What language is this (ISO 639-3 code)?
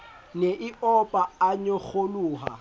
sot